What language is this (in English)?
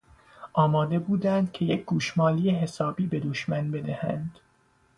Persian